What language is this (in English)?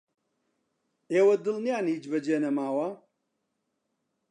Central Kurdish